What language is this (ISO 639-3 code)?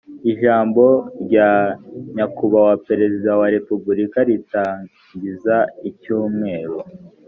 kin